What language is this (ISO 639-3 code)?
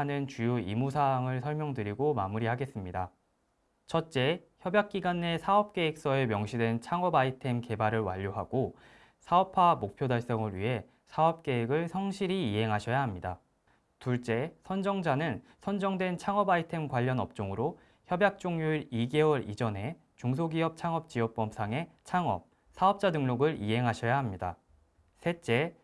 kor